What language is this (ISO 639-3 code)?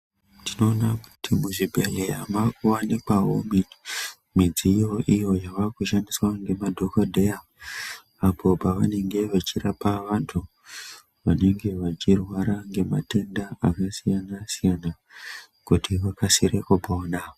ndc